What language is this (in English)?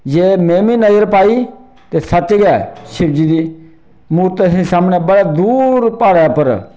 Dogri